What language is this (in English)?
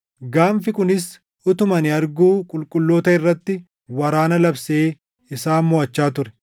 Oromo